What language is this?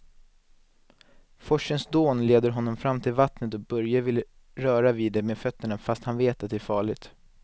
Swedish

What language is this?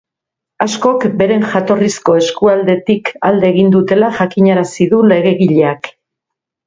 Basque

